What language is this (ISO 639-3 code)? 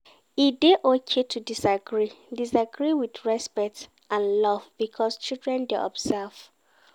pcm